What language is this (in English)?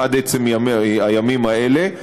Hebrew